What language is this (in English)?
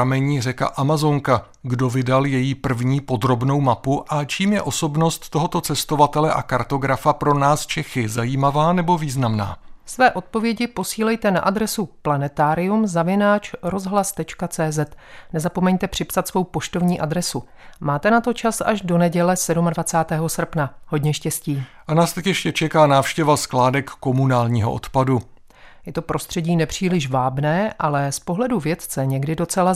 Czech